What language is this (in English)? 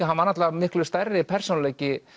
Icelandic